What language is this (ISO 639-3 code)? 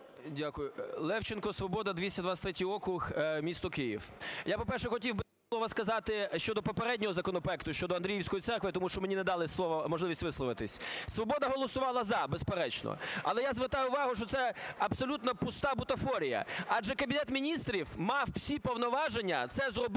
ukr